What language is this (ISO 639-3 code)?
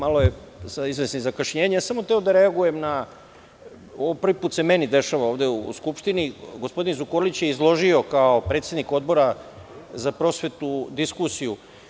srp